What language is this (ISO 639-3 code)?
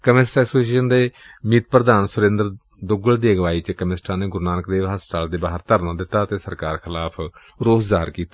pan